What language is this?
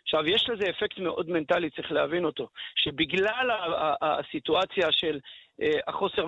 Hebrew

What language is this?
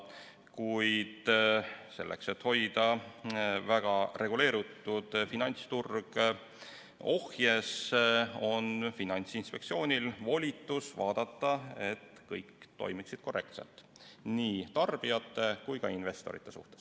Estonian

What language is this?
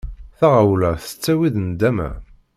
Kabyle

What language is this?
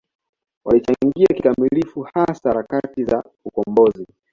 Swahili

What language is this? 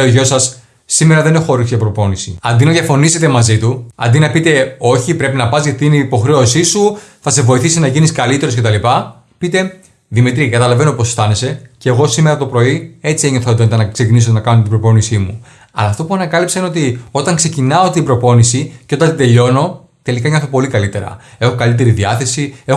Greek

